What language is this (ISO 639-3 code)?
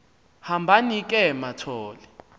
xho